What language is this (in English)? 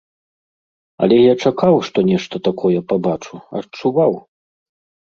Belarusian